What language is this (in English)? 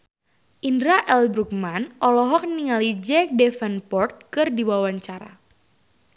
Sundanese